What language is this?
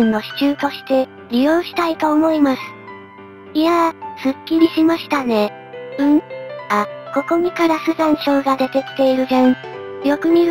Japanese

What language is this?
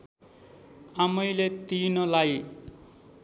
Nepali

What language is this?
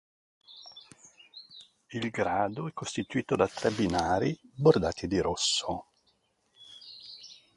Italian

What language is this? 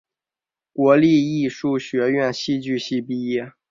Chinese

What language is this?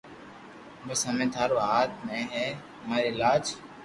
Loarki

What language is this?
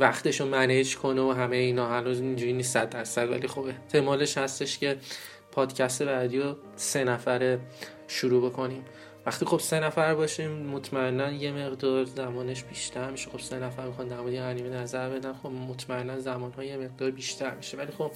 Persian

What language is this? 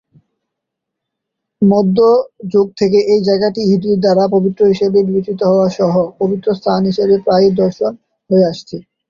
Bangla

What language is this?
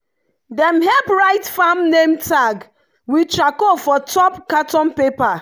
Nigerian Pidgin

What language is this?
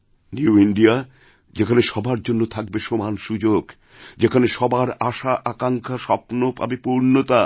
Bangla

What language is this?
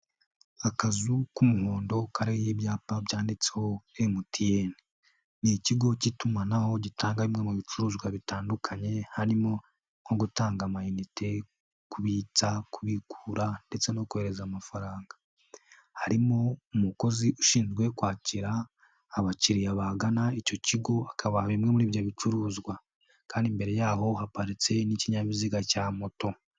Kinyarwanda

